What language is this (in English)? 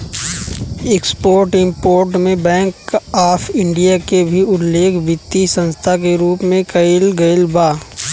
Bhojpuri